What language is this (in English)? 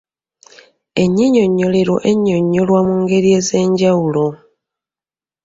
Ganda